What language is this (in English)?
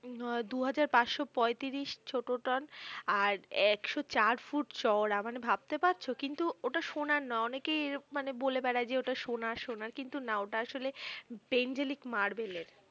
Bangla